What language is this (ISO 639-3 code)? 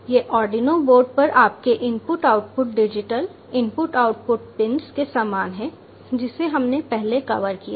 hin